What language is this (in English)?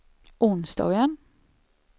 Swedish